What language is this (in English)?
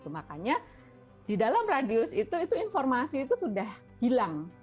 Indonesian